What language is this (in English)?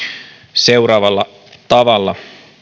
Finnish